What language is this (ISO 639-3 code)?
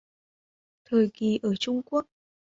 vie